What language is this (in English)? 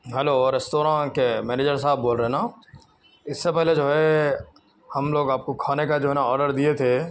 Urdu